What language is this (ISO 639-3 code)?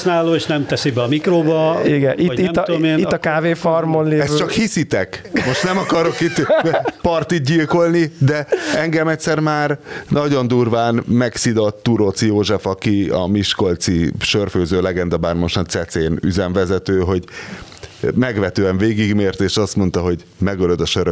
hun